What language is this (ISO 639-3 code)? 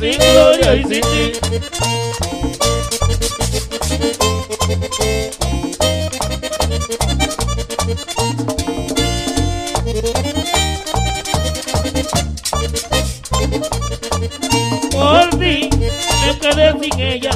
spa